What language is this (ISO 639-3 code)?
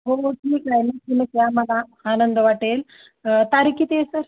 mar